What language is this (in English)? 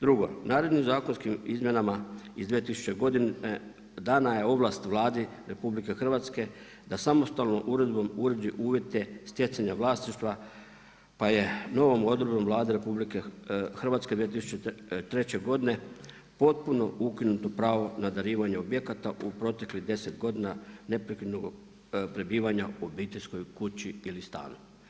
Croatian